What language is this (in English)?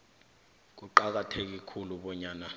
South Ndebele